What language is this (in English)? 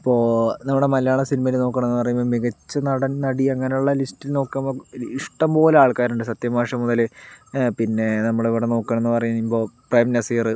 Malayalam